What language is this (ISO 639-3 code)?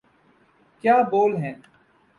urd